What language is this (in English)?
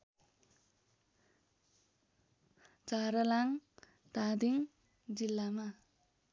Nepali